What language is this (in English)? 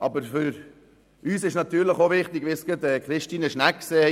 Swiss German